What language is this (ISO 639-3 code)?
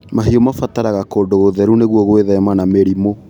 kik